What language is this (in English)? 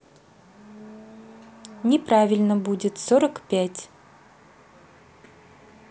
Russian